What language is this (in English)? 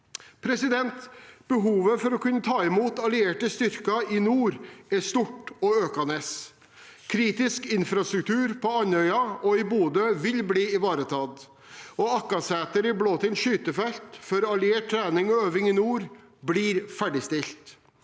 Norwegian